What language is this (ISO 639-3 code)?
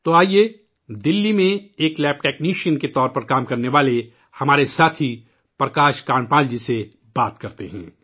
urd